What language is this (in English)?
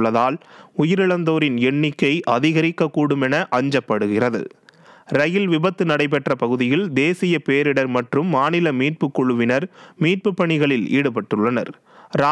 Tamil